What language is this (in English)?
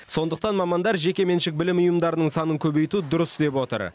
Kazakh